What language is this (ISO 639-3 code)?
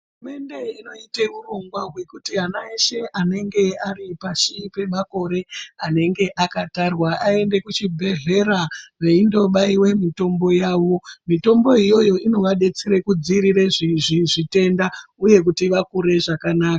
ndc